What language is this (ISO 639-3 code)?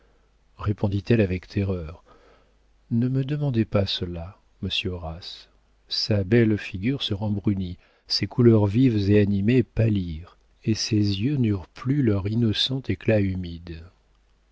fra